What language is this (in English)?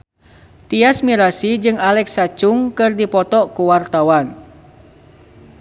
Sundanese